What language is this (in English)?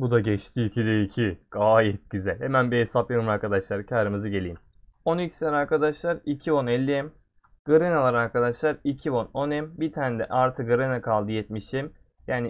Turkish